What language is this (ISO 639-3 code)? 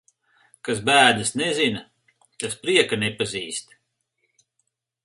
lav